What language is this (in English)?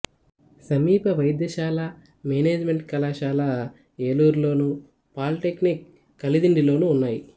Telugu